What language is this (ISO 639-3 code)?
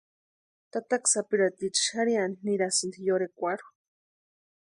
pua